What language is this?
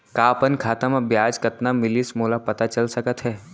Chhattisgarhi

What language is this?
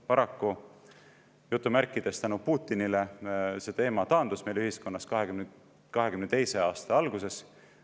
Estonian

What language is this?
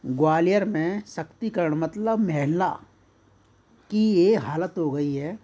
Hindi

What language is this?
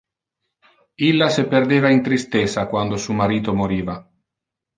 Interlingua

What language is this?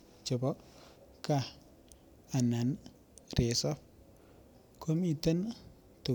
Kalenjin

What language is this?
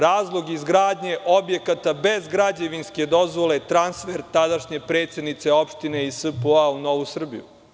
Serbian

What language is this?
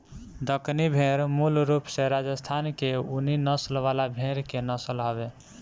Bhojpuri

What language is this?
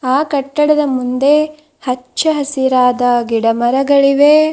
Kannada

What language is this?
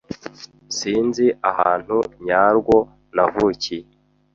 Kinyarwanda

